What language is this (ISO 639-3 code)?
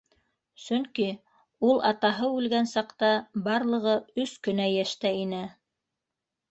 bak